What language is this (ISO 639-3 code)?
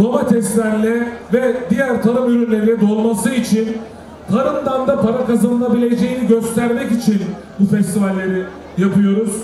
tur